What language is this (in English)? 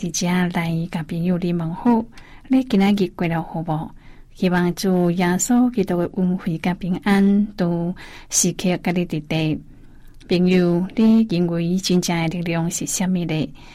Chinese